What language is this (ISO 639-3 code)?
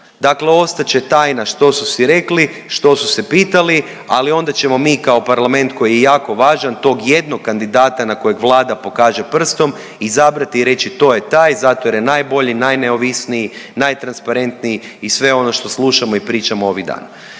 hrv